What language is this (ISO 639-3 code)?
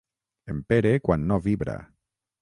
cat